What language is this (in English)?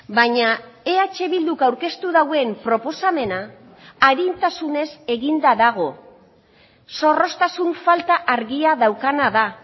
Basque